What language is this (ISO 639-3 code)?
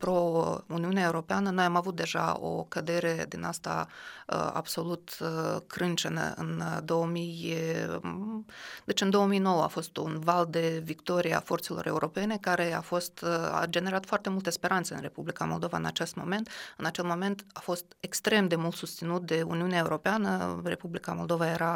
ron